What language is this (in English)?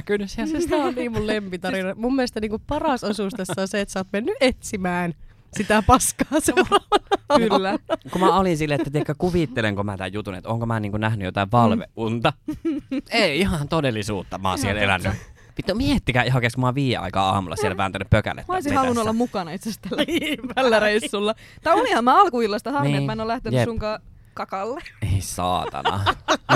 Finnish